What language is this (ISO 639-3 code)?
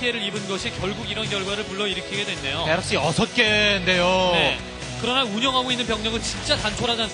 kor